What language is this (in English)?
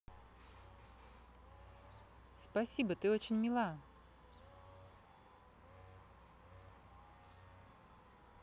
Russian